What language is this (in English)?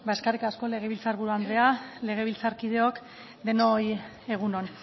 Basque